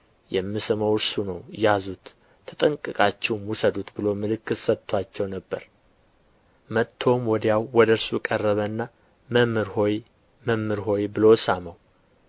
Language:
Amharic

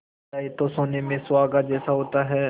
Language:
Hindi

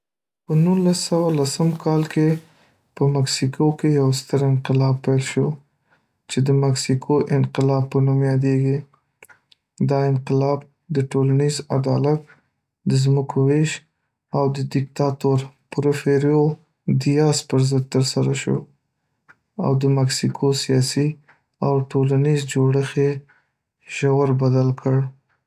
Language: Pashto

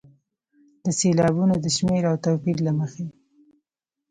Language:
Pashto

